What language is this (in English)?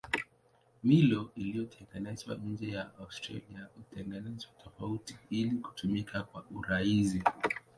Swahili